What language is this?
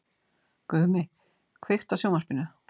Icelandic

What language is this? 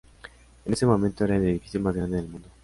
Spanish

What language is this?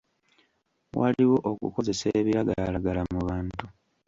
Ganda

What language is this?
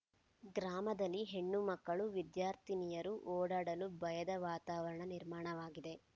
Kannada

